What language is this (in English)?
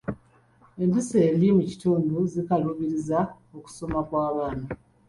Ganda